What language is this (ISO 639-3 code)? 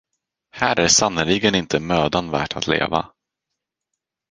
swe